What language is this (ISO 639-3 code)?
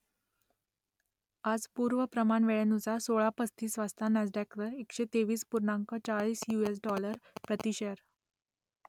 mar